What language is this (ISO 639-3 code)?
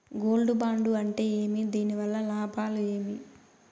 tel